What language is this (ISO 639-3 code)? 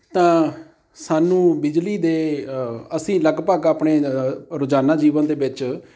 pan